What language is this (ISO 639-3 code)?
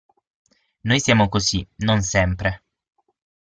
ita